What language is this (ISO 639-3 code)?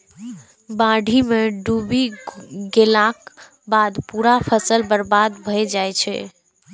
mai